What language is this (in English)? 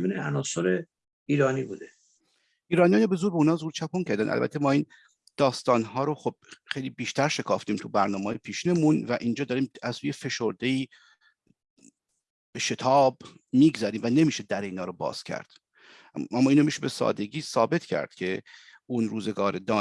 Persian